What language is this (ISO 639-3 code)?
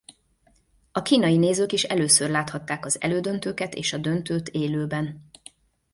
hun